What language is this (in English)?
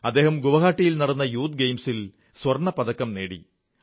Malayalam